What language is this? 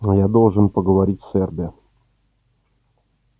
Russian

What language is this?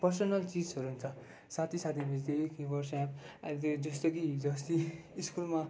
Nepali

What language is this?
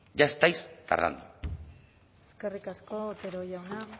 Basque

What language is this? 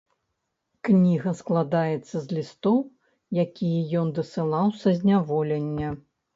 Belarusian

